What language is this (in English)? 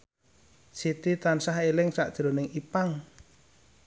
Javanese